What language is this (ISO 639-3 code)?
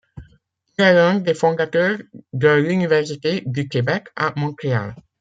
fra